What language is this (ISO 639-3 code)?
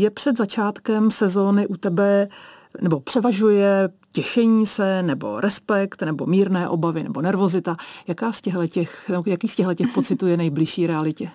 ces